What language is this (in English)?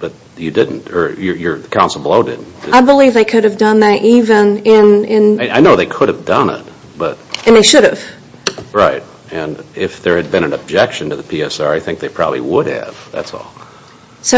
English